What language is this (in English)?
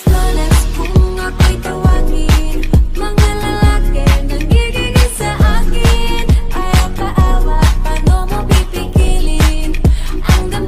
Polish